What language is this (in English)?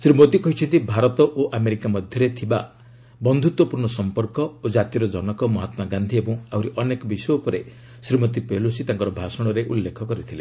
Odia